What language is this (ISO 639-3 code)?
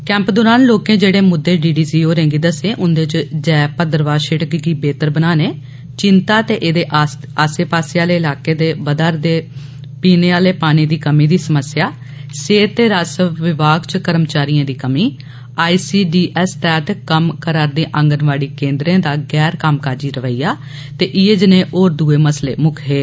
doi